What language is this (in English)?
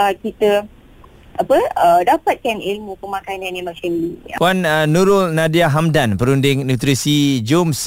Malay